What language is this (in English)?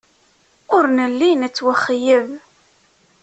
Kabyle